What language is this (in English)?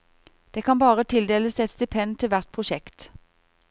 Norwegian